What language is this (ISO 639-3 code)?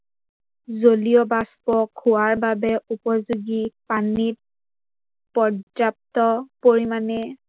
asm